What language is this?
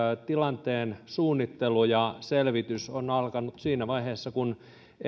Finnish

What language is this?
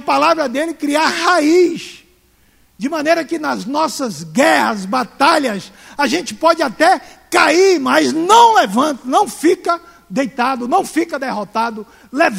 Portuguese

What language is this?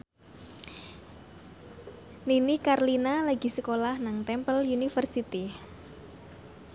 Javanese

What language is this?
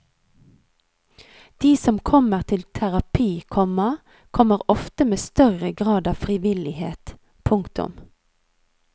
Norwegian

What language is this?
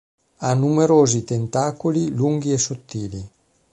Italian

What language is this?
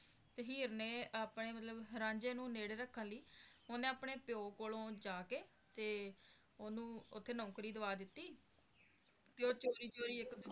Punjabi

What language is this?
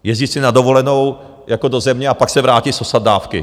Czech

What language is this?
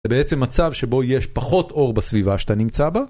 Hebrew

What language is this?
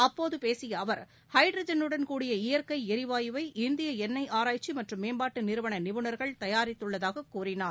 Tamil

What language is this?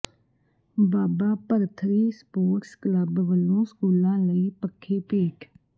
Punjabi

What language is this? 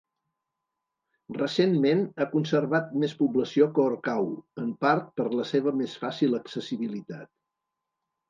Catalan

